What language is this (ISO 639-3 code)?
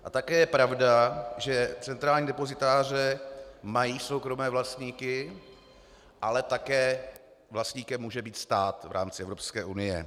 ces